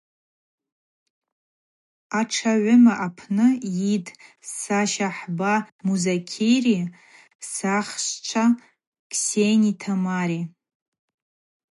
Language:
Abaza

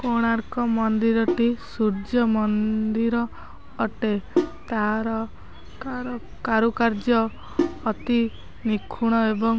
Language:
Odia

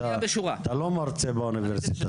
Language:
Hebrew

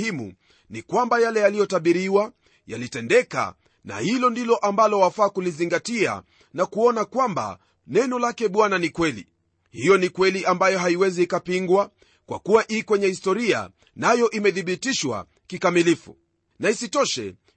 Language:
Swahili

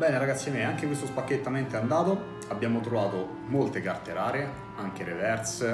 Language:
Italian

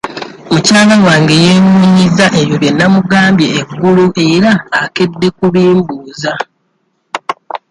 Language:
Ganda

